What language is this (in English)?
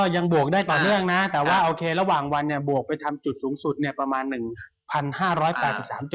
Thai